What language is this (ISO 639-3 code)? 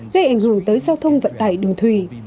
vie